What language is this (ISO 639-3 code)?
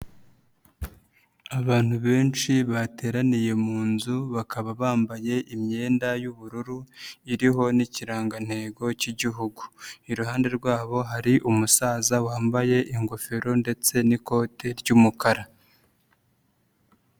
kin